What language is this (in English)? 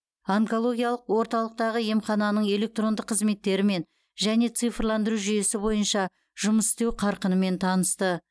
Kazakh